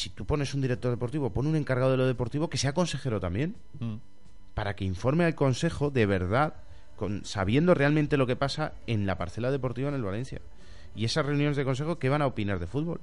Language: Spanish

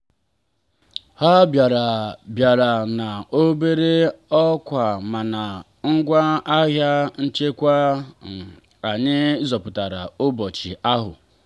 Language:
Igbo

